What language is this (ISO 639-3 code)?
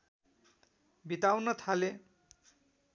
nep